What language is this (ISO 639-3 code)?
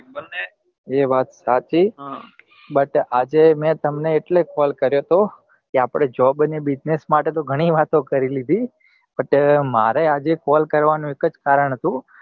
guj